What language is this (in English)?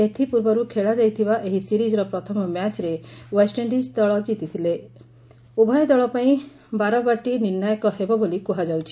Odia